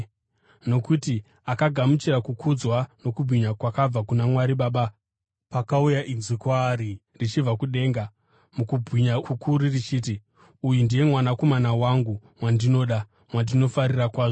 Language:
Shona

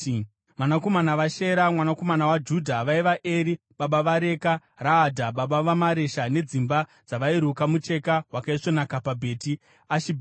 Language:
Shona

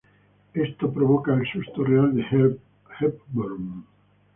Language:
Spanish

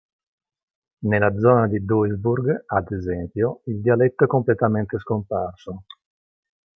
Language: Italian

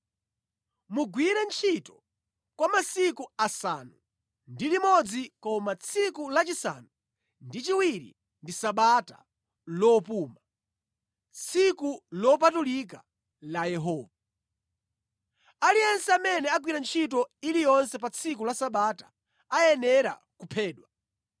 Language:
Nyanja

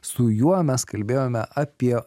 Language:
Lithuanian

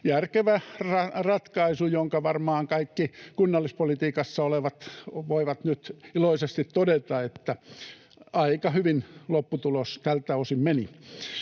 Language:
Finnish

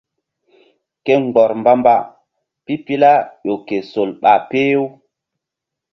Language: Mbum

